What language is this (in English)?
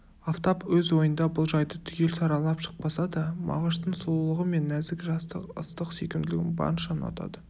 Kazakh